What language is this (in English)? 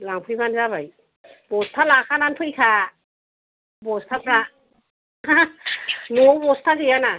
Bodo